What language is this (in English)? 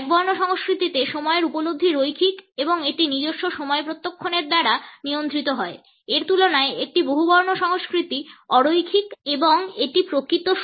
Bangla